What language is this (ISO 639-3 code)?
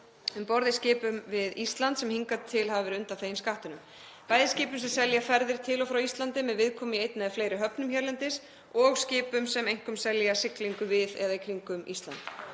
isl